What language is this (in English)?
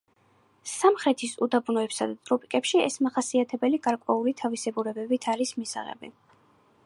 Georgian